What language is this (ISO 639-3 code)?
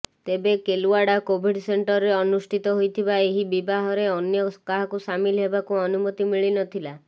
ori